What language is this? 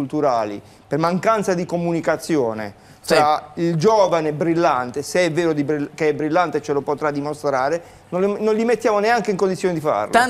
Italian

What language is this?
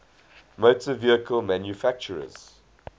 English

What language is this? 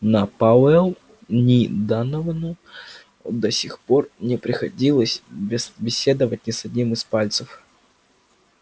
Russian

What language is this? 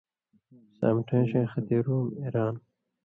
Indus Kohistani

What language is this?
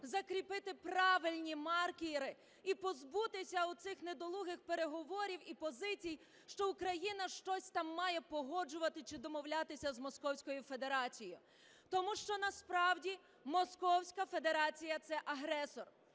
Ukrainian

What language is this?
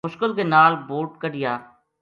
Gujari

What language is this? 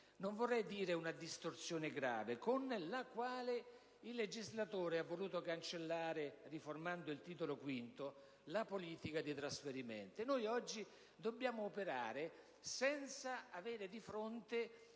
Italian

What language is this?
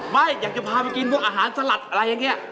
Thai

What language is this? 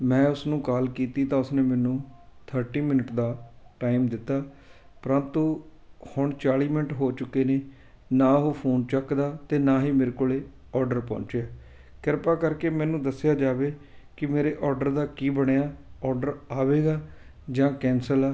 Punjabi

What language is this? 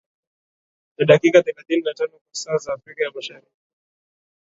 Swahili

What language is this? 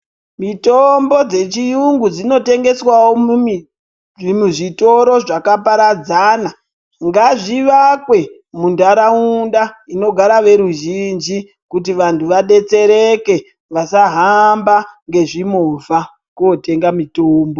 Ndau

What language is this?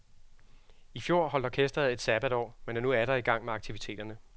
Danish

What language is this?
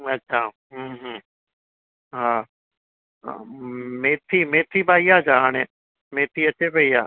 Sindhi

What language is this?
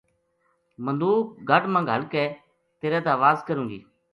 Gujari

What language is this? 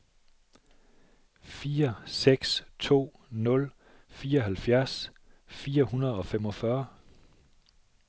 Danish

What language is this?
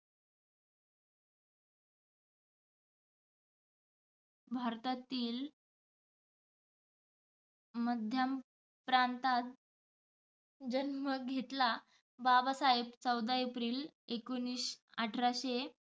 Marathi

